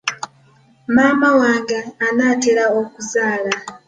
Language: Ganda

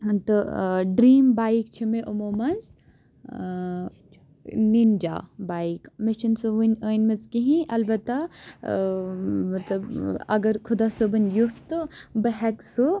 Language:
Kashmiri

